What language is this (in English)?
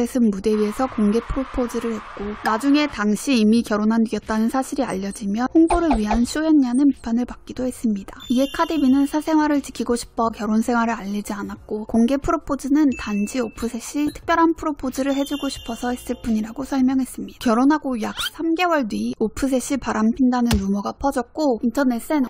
Korean